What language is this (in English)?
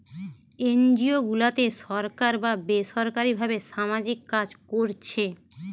Bangla